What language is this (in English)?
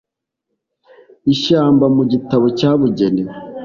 Kinyarwanda